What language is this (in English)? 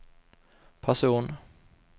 Swedish